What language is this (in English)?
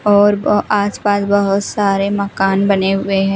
Hindi